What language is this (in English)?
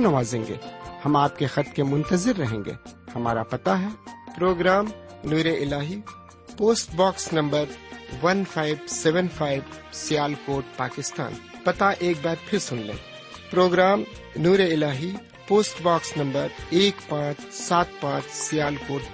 Urdu